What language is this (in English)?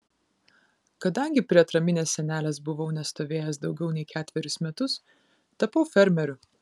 Lithuanian